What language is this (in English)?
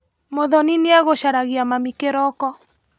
Kikuyu